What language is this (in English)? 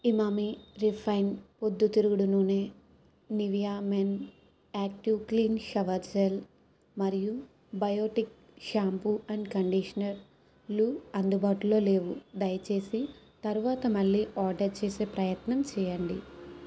Telugu